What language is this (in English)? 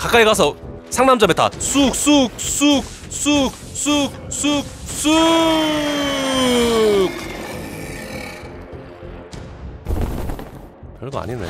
Korean